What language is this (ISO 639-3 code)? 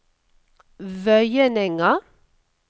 nor